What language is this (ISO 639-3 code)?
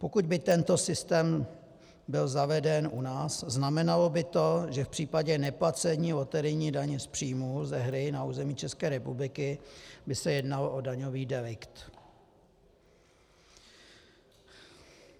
ces